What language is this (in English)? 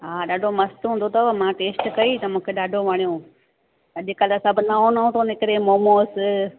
Sindhi